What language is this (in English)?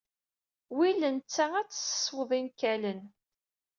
Kabyle